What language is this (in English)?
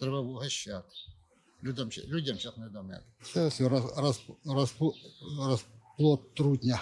Ukrainian